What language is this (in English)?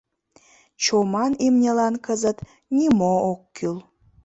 Mari